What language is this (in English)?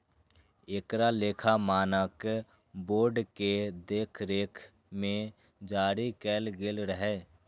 Maithili